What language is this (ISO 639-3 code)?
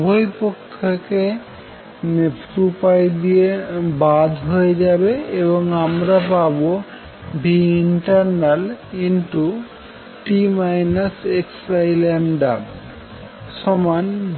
ben